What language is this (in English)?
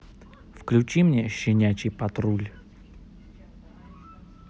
Russian